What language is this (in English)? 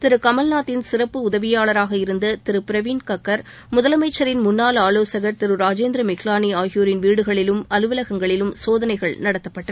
Tamil